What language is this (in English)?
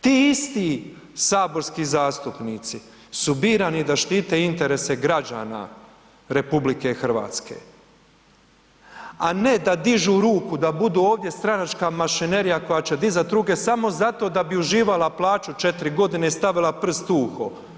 Croatian